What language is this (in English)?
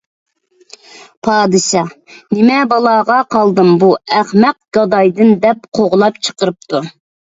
Uyghur